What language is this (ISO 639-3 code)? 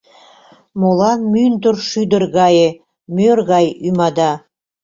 chm